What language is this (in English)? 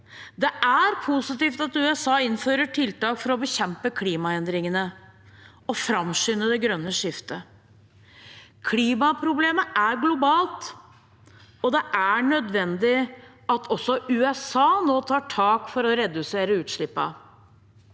Norwegian